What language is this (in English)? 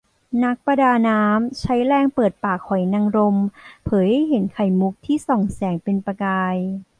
Thai